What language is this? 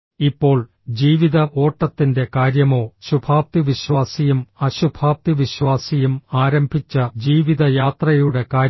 Malayalam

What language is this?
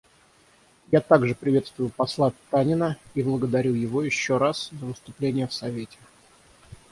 Russian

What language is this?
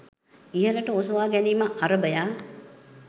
Sinhala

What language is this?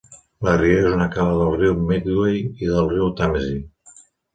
Catalan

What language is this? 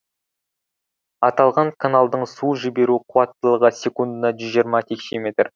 Kazakh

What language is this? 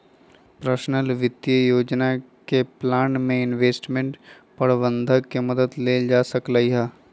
Magahi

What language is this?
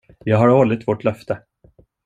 Swedish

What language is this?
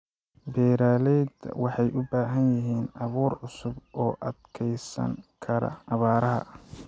Somali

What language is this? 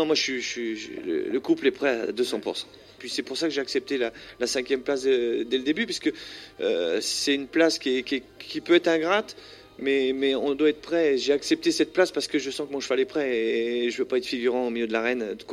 French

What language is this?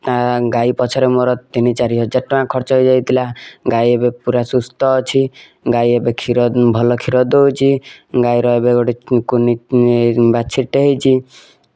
Odia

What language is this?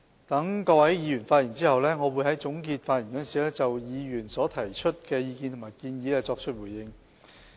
Cantonese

